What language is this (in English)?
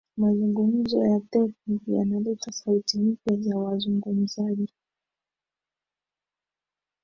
Swahili